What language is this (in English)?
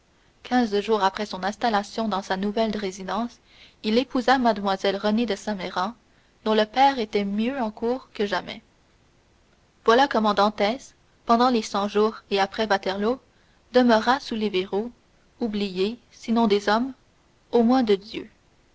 French